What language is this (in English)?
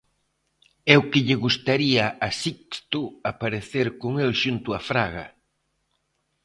Galician